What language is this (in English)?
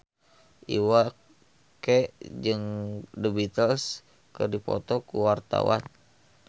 Sundanese